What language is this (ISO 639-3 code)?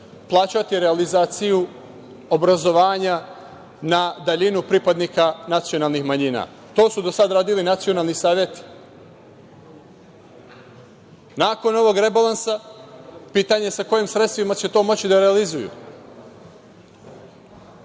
srp